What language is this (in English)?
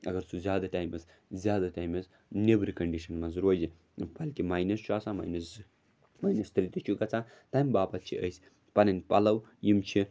Kashmiri